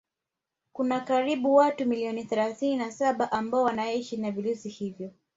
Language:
Swahili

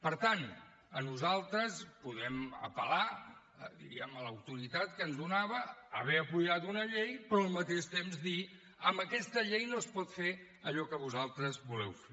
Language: Catalan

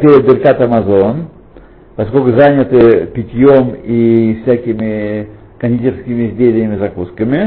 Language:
Russian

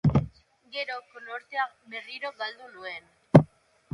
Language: Basque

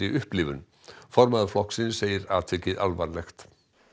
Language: Icelandic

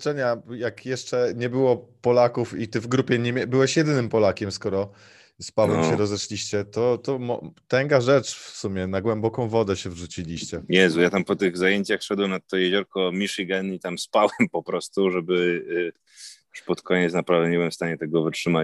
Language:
Polish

